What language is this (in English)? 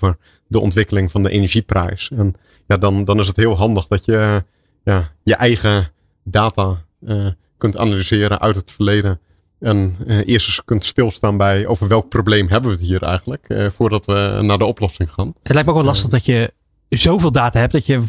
Dutch